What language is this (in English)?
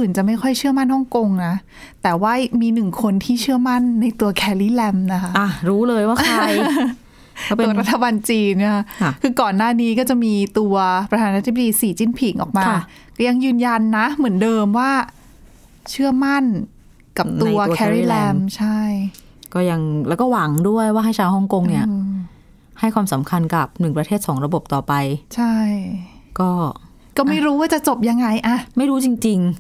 Thai